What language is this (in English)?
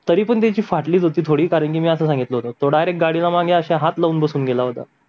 Marathi